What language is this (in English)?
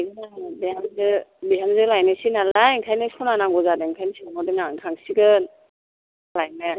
Bodo